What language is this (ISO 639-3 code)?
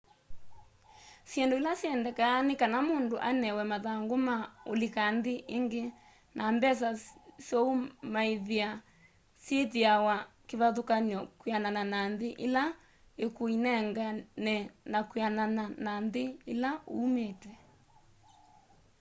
kam